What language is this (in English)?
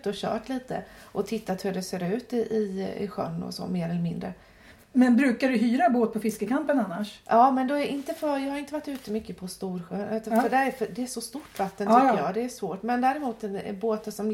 Swedish